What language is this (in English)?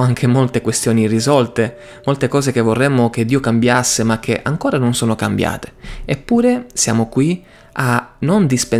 Italian